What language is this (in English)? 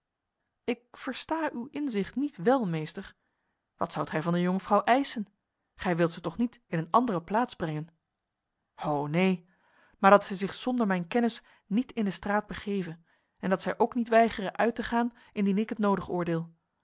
Dutch